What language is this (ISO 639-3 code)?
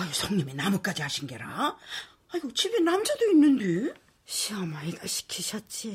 kor